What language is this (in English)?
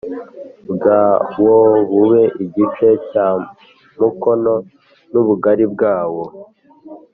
Kinyarwanda